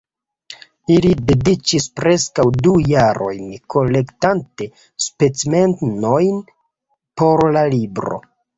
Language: Esperanto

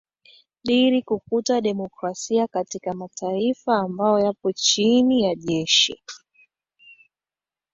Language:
Swahili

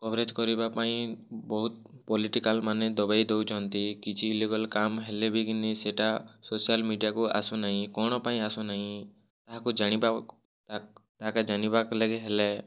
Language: Odia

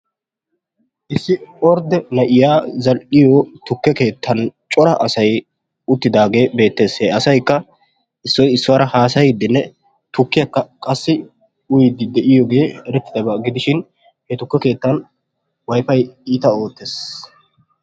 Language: Wolaytta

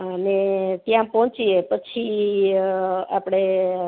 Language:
Gujarati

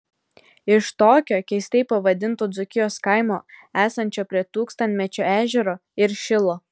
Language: Lithuanian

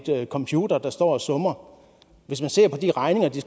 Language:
Danish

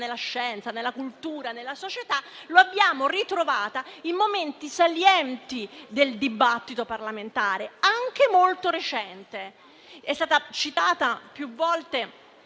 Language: Italian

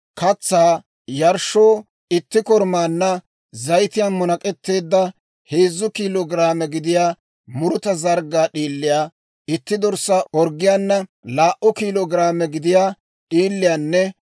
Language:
Dawro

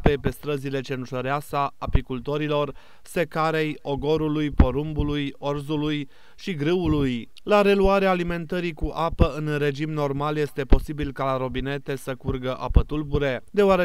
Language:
Romanian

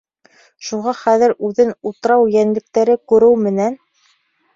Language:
Bashkir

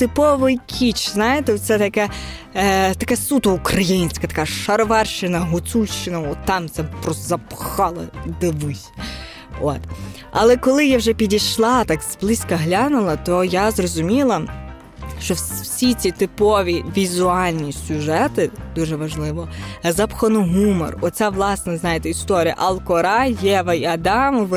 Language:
Ukrainian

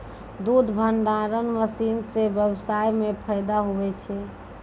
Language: Maithili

